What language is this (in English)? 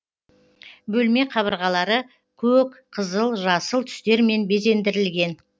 Kazakh